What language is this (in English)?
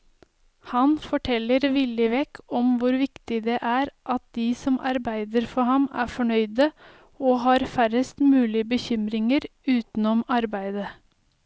Norwegian